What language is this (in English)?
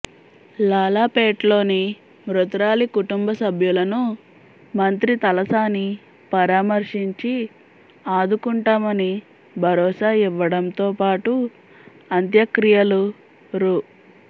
Telugu